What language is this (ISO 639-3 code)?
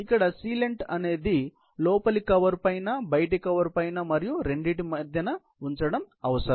tel